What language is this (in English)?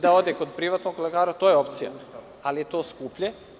Serbian